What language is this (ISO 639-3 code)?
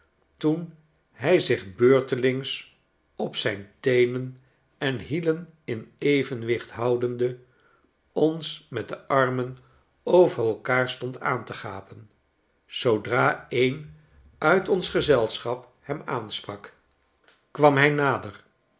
nld